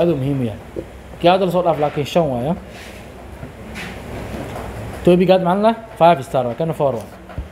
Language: Arabic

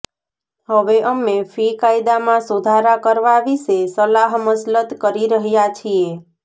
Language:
Gujarati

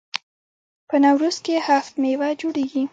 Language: Pashto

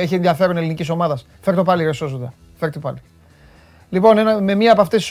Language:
Greek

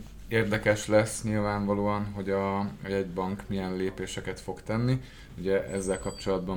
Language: Hungarian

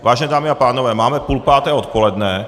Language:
Czech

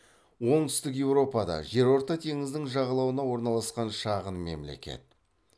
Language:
Kazakh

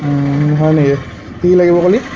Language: Assamese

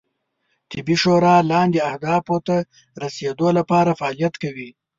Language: Pashto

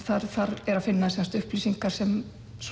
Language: Icelandic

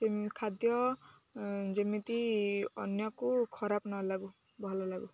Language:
Odia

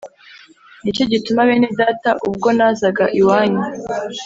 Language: Kinyarwanda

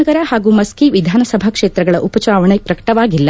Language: Kannada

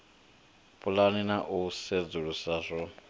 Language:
Venda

